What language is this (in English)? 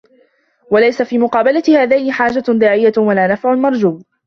Arabic